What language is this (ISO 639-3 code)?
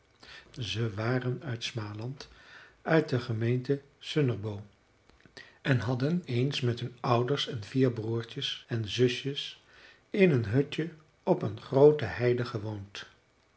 nld